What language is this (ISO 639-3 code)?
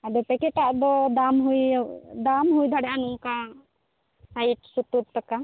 sat